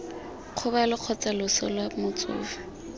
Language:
Tswana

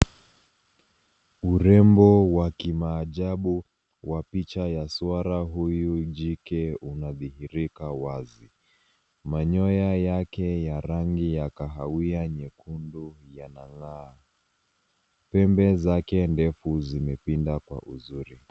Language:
Swahili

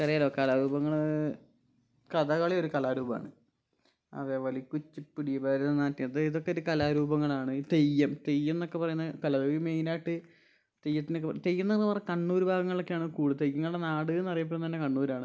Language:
Malayalam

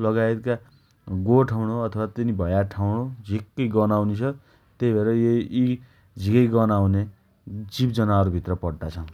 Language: Dotyali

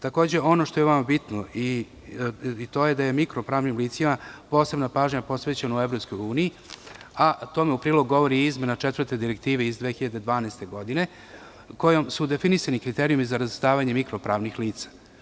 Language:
Serbian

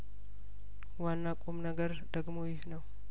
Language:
Amharic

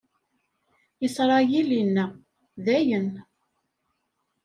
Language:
Kabyle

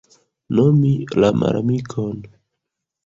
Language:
Esperanto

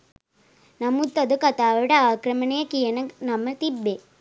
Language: Sinhala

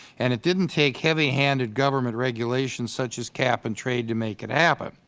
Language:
English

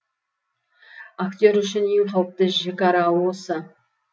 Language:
Kazakh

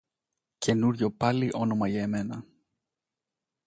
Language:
Greek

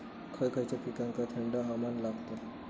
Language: Marathi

